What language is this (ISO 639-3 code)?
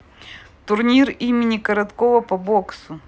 rus